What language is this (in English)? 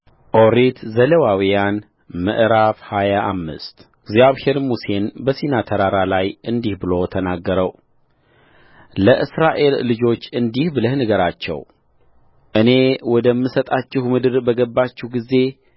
Amharic